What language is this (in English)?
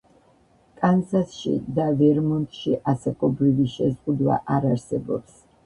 Georgian